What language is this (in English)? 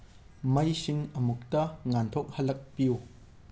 Manipuri